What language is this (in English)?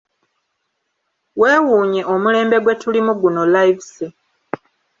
Ganda